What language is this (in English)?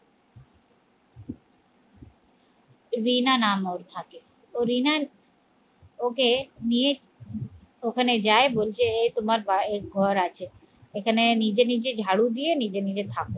Bangla